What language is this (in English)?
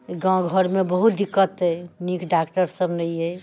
Maithili